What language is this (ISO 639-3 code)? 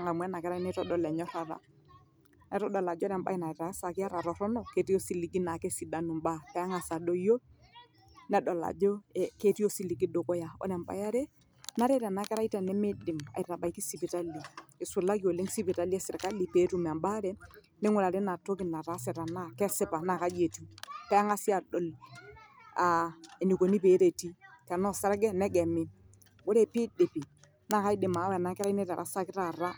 mas